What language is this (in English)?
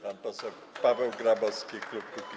Polish